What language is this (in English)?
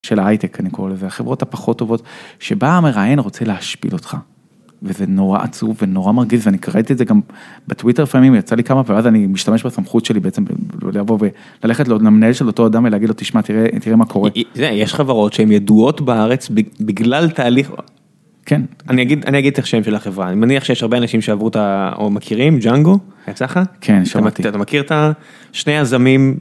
Hebrew